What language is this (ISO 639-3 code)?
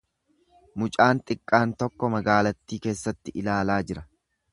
orm